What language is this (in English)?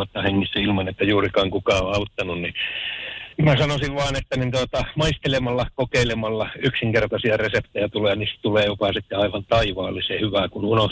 Finnish